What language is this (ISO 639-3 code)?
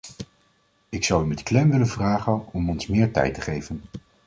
nld